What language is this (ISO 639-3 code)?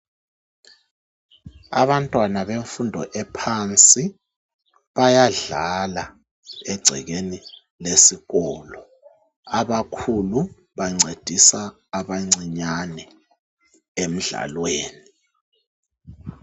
nde